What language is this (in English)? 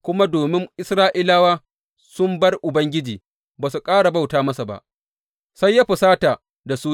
Hausa